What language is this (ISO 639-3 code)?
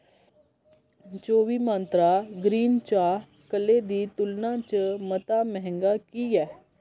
doi